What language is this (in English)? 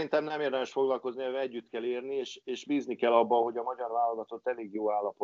Hungarian